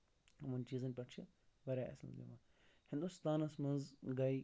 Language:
Kashmiri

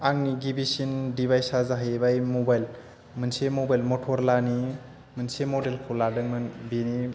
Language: Bodo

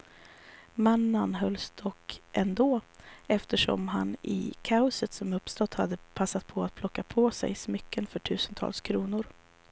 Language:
Swedish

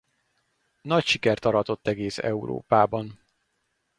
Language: Hungarian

